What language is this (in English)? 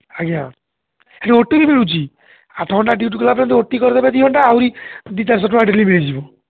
Odia